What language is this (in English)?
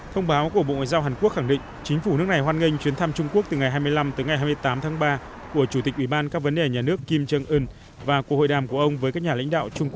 Vietnamese